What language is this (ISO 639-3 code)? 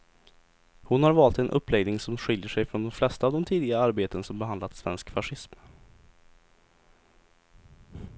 swe